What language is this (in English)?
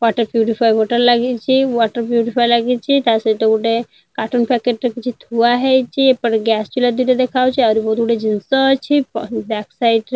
Odia